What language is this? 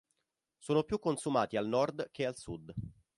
Italian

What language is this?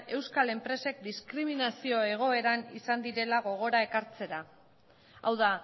Basque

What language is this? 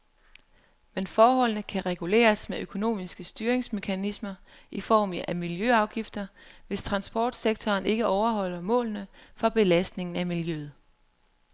Danish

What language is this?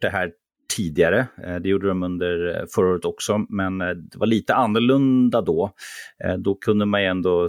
Swedish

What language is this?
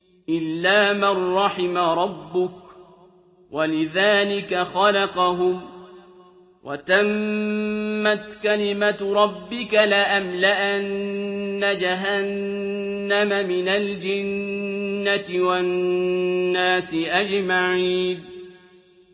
Arabic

